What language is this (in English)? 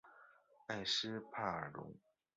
Chinese